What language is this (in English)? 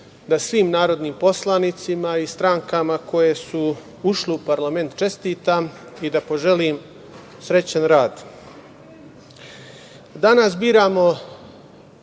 Serbian